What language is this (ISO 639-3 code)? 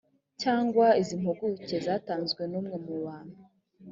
kin